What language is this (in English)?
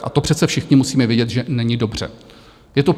Czech